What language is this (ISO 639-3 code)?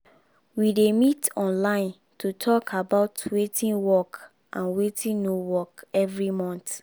pcm